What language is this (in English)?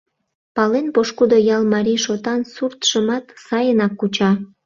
Mari